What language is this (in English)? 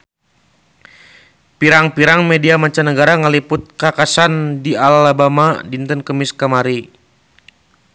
Sundanese